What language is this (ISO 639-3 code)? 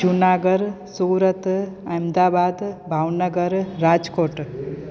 snd